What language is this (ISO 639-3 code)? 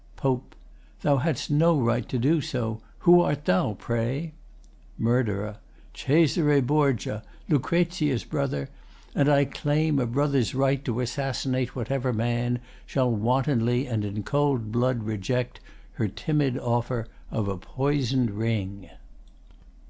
eng